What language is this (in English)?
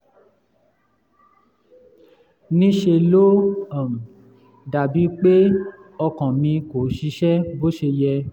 Yoruba